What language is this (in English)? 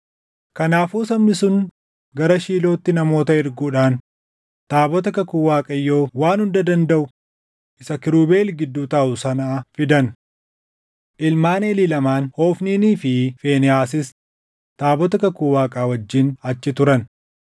Oromo